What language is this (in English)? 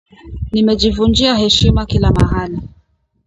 Swahili